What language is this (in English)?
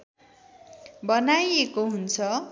Nepali